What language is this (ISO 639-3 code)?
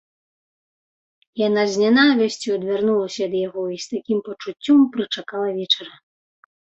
bel